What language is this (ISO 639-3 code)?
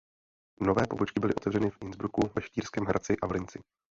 ces